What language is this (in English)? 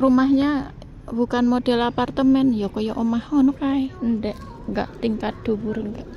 Indonesian